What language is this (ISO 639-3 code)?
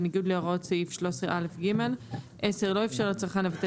heb